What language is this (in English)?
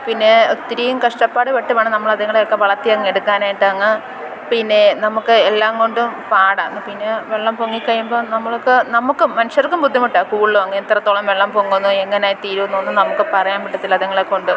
Malayalam